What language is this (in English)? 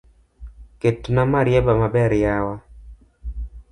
Luo (Kenya and Tanzania)